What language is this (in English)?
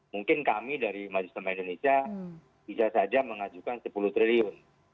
Indonesian